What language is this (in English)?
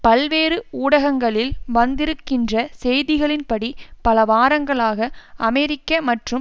Tamil